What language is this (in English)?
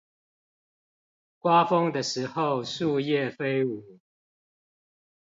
Chinese